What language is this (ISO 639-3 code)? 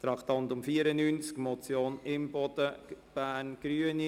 gsw